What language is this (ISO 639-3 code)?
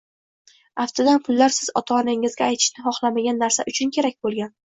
uzb